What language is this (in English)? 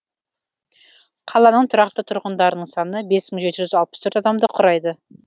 Kazakh